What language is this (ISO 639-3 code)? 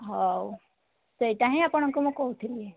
ori